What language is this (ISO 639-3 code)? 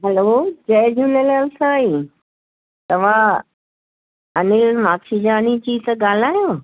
snd